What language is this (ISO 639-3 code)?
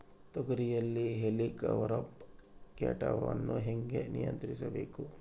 kan